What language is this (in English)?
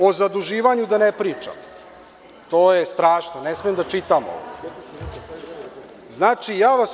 Serbian